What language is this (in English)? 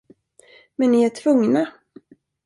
Swedish